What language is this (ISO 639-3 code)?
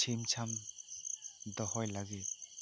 sat